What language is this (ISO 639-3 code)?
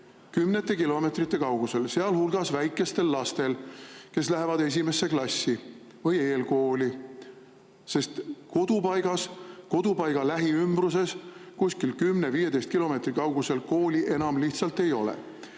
est